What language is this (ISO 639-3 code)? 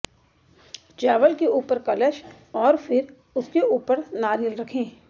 hin